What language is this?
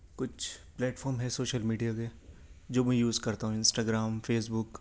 Urdu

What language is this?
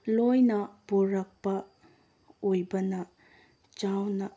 Manipuri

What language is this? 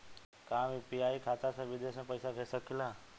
Bhojpuri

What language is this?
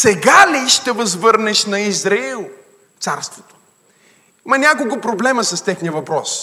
Bulgarian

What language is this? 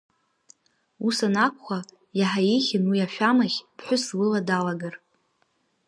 Abkhazian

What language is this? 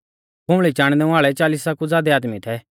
Mahasu Pahari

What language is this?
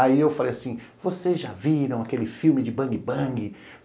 Portuguese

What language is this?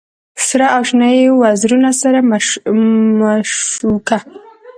Pashto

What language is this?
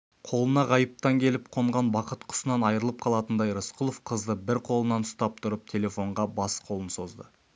Kazakh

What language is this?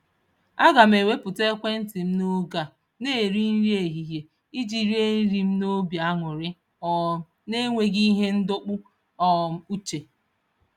Igbo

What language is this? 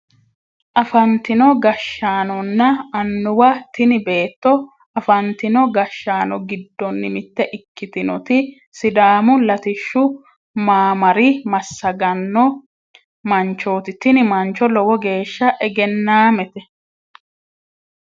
Sidamo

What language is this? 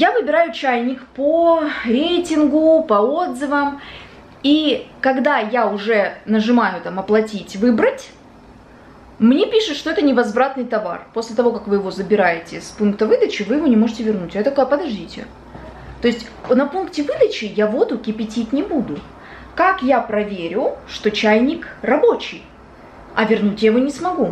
Russian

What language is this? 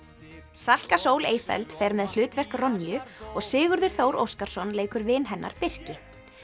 Icelandic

